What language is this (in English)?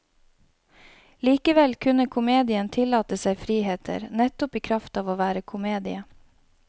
Norwegian